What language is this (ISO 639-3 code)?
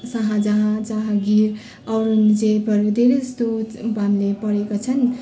nep